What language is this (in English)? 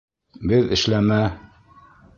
Bashkir